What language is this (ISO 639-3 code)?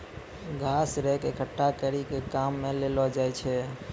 mai